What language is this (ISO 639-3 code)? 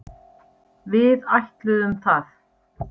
isl